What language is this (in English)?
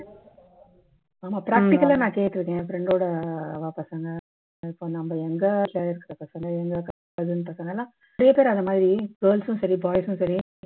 Tamil